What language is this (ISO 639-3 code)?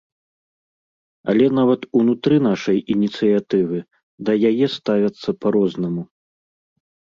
bel